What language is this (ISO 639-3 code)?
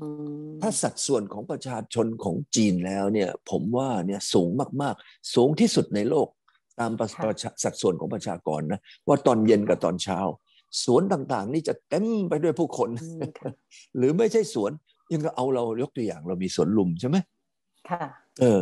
tha